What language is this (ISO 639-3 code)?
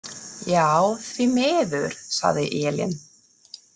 isl